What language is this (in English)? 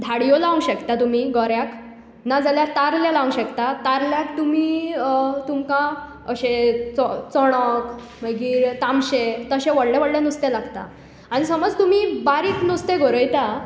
Konkani